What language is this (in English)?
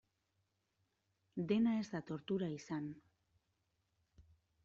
Basque